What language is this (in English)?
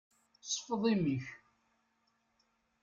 Kabyle